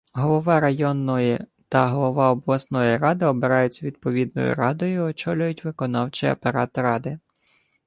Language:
Ukrainian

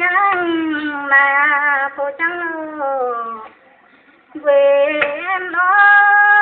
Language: Indonesian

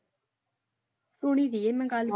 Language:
Punjabi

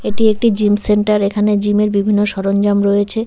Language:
Bangla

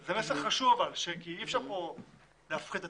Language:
Hebrew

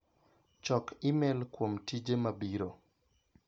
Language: Luo (Kenya and Tanzania)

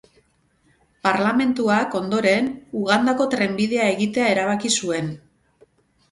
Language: Basque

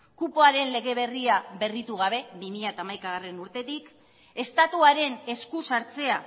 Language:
Basque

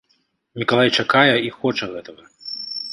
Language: Belarusian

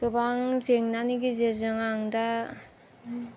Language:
Bodo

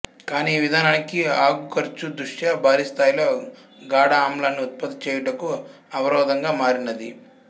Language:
Telugu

